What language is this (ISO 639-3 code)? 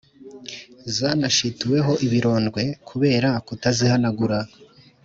kin